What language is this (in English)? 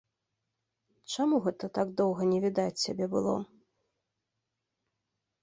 Belarusian